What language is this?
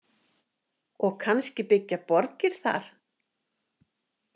Icelandic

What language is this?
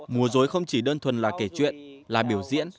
Vietnamese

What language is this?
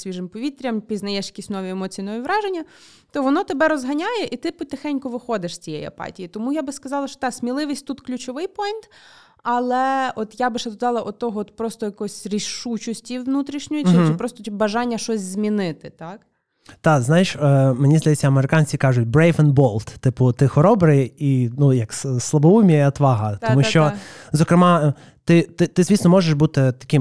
Ukrainian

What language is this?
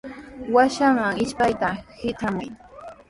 Sihuas Ancash Quechua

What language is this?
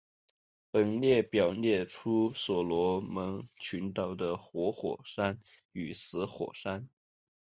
Chinese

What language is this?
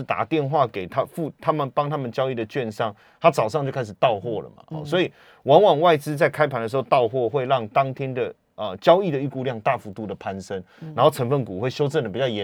Chinese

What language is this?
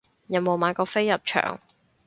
Cantonese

